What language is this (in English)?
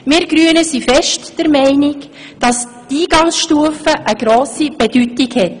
Swiss German